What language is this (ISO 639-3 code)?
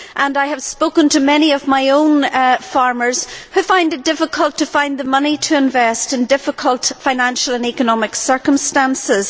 eng